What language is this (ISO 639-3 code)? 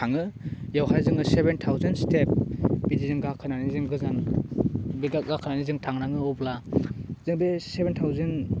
brx